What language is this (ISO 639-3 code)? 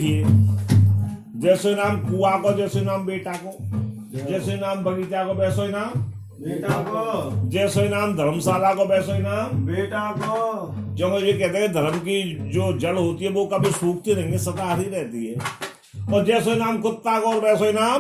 hin